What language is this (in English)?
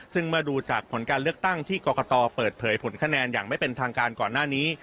Thai